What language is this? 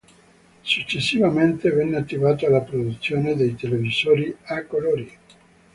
Italian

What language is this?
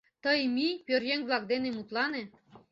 Mari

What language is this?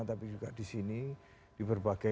Indonesian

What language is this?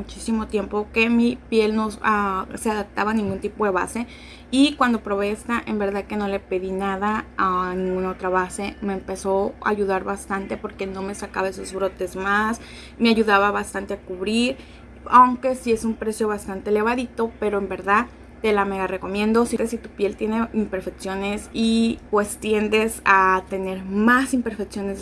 Spanish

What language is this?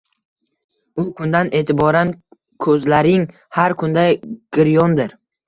Uzbek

